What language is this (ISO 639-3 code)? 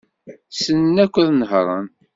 kab